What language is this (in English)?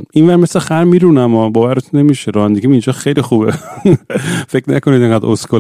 Persian